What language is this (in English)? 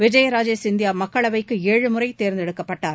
Tamil